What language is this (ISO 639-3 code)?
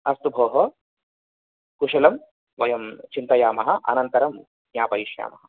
san